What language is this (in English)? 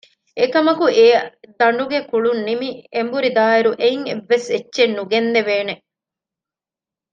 Divehi